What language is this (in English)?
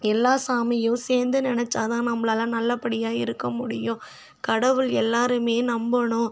Tamil